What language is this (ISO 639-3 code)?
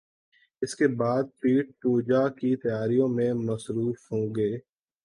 urd